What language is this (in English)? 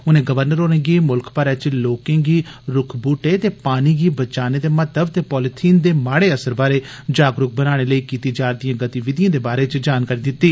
Dogri